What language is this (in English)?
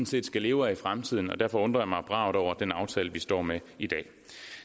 Danish